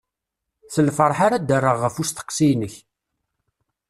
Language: Kabyle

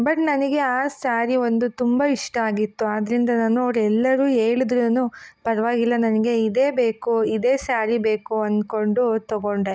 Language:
Kannada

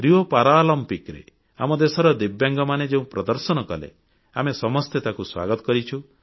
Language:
Odia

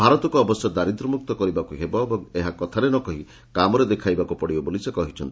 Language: Odia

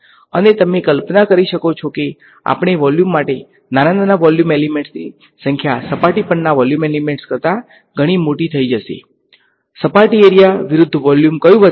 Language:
Gujarati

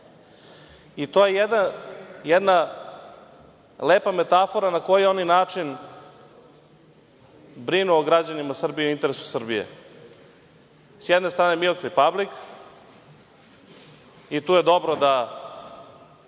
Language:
Serbian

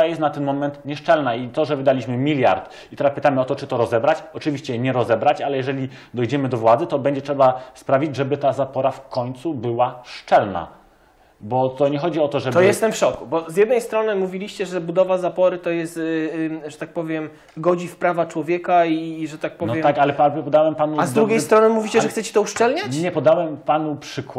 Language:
Polish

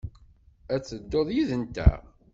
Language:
Kabyle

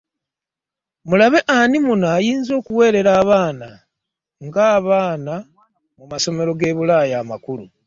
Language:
Ganda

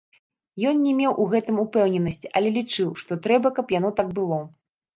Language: Belarusian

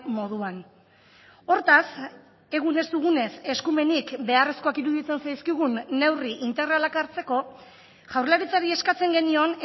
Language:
Basque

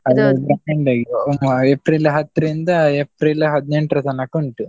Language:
Kannada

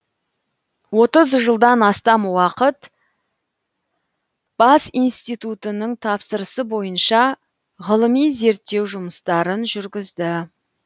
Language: Kazakh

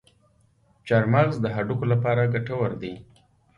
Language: Pashto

